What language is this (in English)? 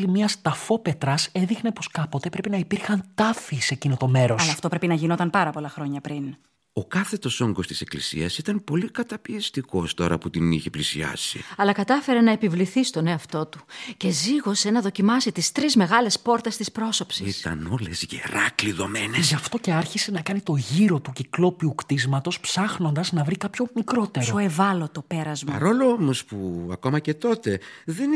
Greek